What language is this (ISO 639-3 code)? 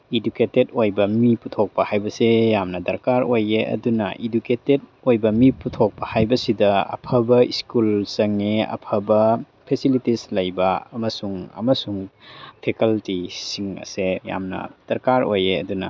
mni